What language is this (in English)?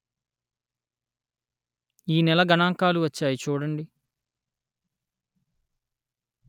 Telugu